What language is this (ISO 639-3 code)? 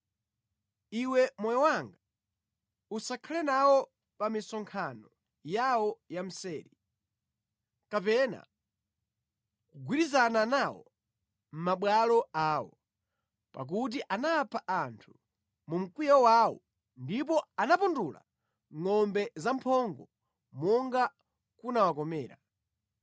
nya